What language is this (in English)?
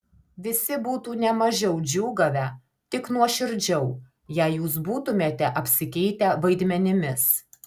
Lithuanian